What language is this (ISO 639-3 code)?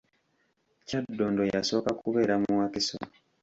lug